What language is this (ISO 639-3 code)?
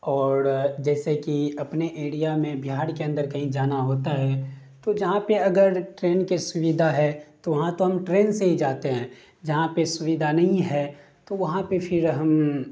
urd